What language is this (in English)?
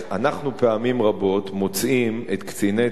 Hebrew